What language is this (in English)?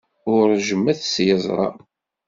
Kabyle